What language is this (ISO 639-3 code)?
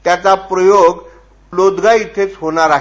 mar